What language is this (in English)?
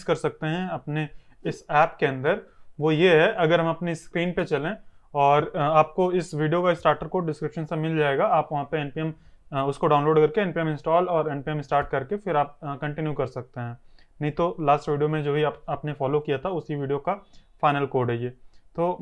Hindi